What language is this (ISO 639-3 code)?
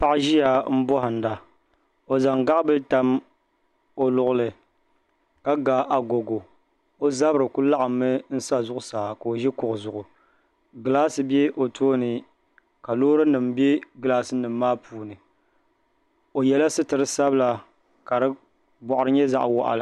dag